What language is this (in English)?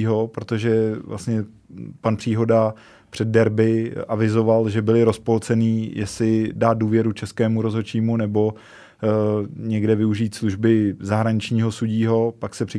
Czech